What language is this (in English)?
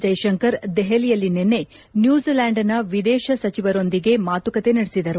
Kannada